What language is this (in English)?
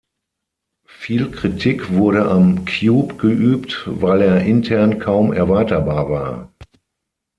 German